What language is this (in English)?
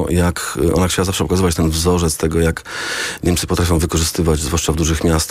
Polish